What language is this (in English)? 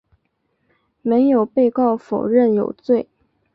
Chinese